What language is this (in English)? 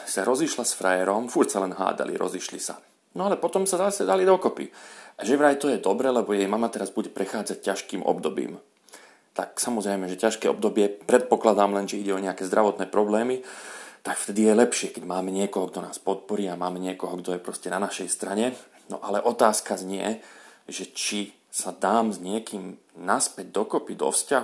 Slovak